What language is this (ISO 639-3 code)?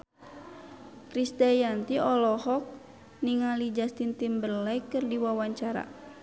sun